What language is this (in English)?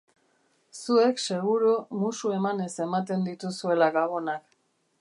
Basque